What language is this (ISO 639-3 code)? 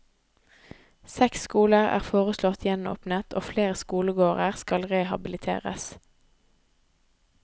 nor